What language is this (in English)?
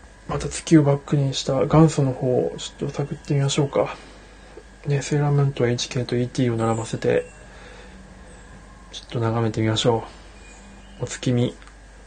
Japanese